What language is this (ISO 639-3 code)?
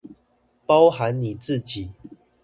zho